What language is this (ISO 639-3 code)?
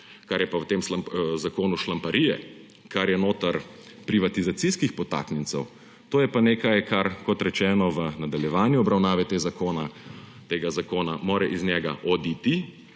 slv